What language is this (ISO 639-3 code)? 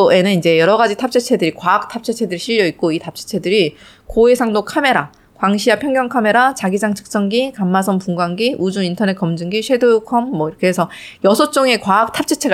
kor